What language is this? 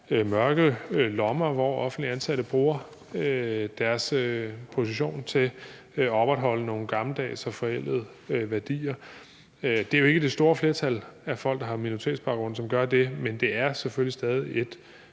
Danish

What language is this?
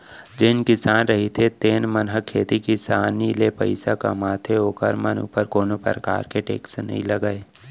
Chhattisgarhi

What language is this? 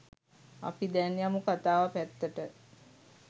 Sinhala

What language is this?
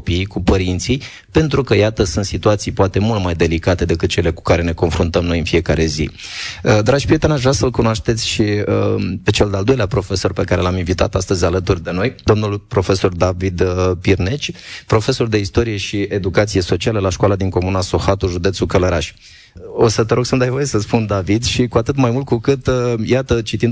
Romanian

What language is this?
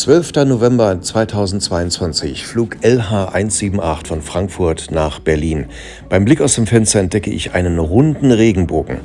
German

